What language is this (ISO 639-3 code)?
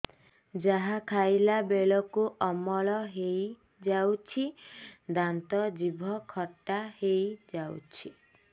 ori